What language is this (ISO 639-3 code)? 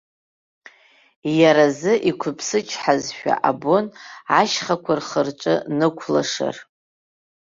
abk